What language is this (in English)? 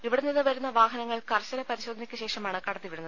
Malayalam